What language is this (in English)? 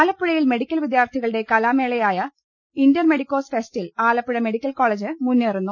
Malayalam